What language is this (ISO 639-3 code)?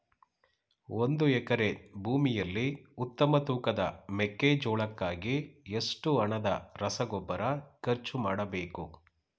kan